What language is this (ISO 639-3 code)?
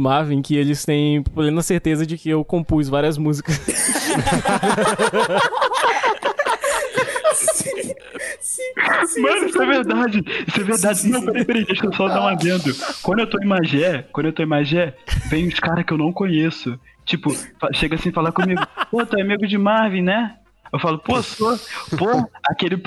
por